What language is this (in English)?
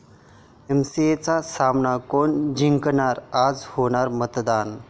Marathi